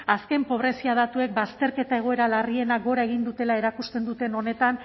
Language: Basque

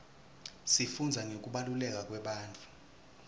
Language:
Swati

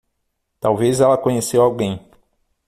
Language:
Portuguese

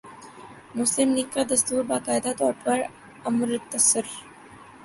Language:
Urdu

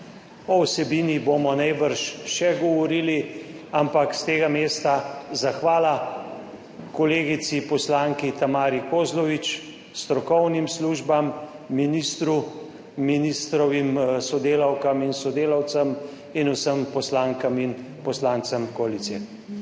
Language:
Slovenian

